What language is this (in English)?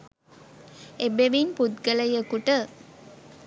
Sinhala